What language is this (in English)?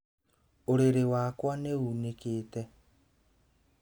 Kikuyu